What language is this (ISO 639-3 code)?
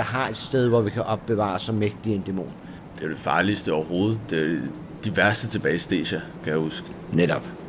dan